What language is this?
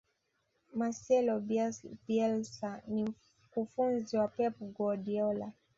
Swahili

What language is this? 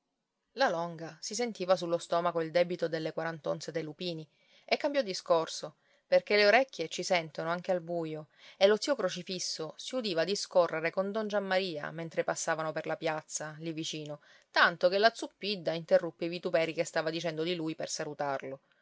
Italian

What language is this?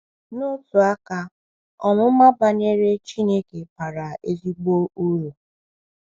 Igbo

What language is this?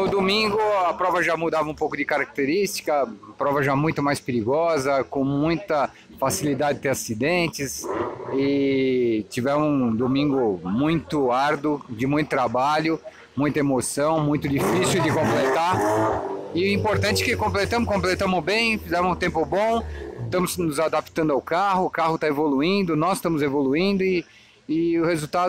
Portuguese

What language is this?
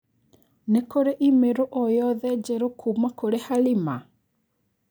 Kikuyu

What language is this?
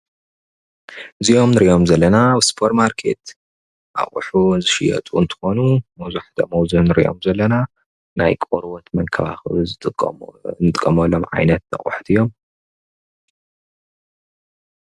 Tigrinya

